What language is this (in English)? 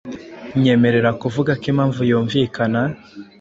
Kinyarwanda